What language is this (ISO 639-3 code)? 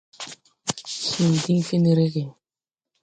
tui